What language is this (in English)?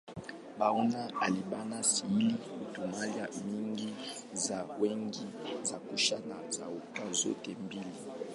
Swahili